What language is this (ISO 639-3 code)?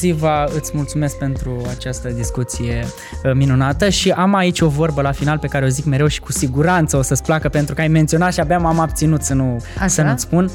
ron